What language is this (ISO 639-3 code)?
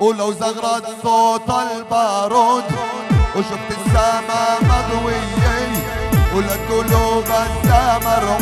ara